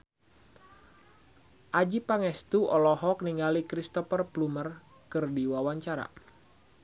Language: Sundanese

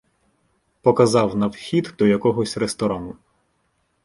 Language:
Ukrainian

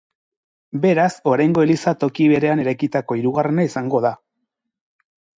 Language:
Basque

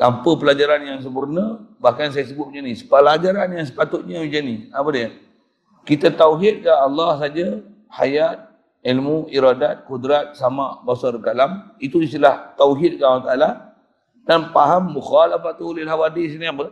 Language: Malay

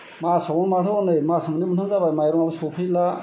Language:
Bodo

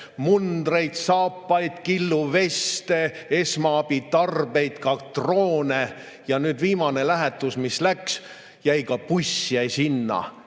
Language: Estonian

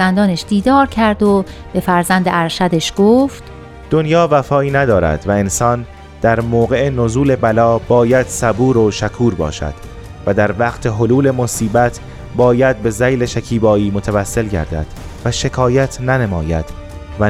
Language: Persian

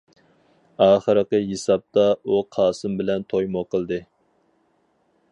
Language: Uyghur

